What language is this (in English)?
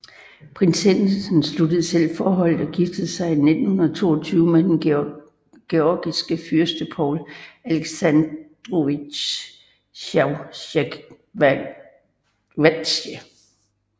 Danish